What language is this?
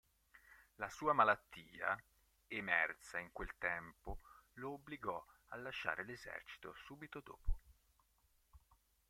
Italian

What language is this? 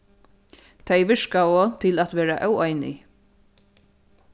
Faroese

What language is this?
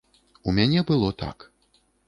Belarusian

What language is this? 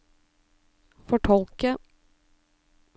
Norwegian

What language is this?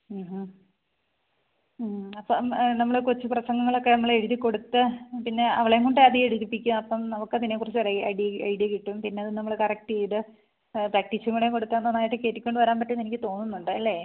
Malayalam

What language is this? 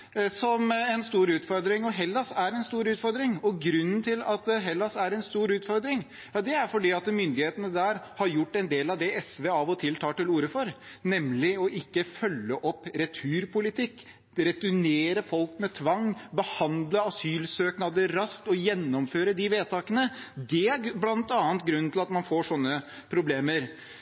Norwegian Bokmål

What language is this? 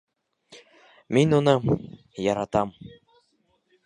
Bashkir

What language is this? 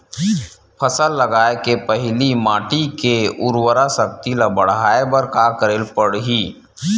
Chhattisgarhi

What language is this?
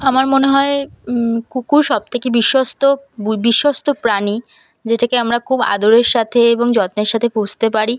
Bangla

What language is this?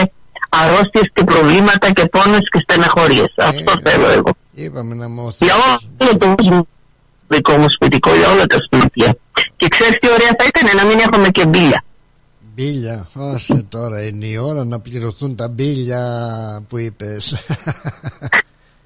Greek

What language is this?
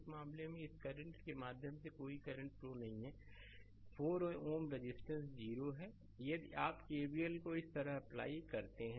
Hindi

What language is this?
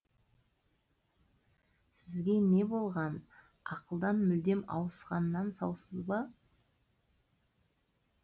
Kazakh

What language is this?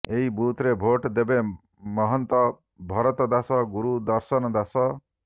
Odia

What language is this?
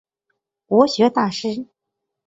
Chinese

